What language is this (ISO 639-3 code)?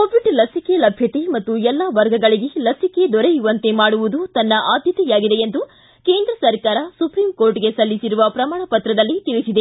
kan